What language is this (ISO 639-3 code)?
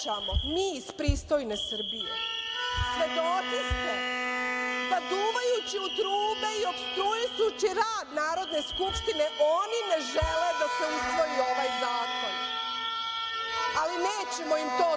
srp